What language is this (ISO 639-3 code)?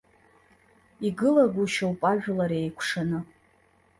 abk